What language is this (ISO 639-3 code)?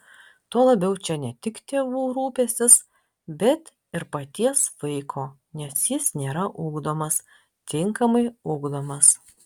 lit